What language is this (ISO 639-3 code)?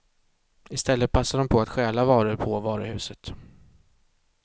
swe